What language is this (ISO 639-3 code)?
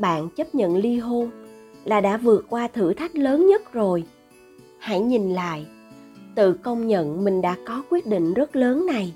vie